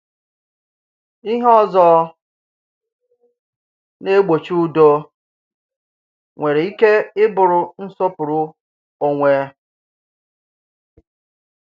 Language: Igbo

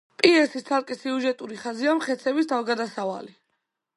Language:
Georgian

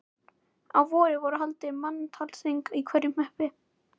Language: Icelandic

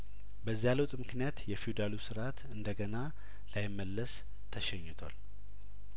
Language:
Amharic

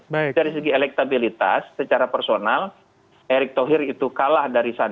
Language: Indonesian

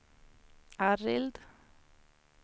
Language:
Swedish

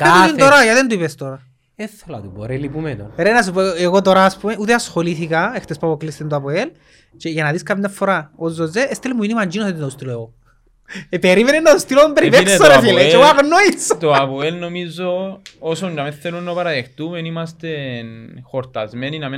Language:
Greek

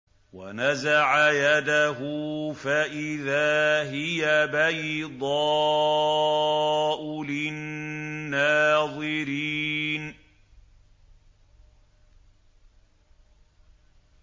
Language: Arabic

